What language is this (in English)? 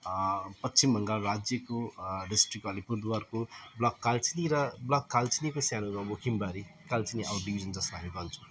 Nepali